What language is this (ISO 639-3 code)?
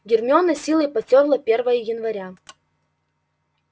rus